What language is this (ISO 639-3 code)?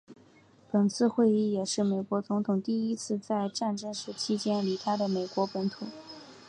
zho